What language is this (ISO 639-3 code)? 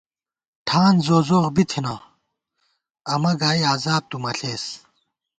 gwt